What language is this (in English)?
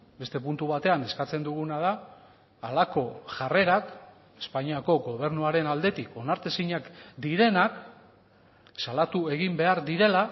Basque